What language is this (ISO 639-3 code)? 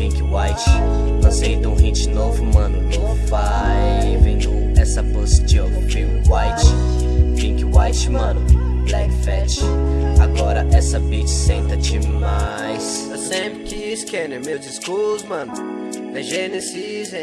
por